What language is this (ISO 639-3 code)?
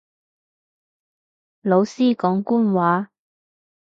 yue